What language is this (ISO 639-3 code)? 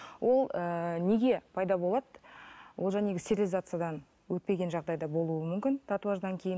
kaz